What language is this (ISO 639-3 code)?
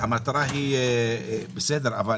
heb